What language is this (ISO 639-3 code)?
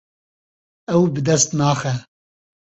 kur